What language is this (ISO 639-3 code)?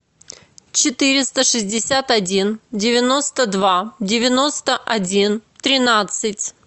rus